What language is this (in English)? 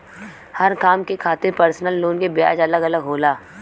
Bhojpuri